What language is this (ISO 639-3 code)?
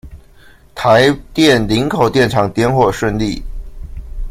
zho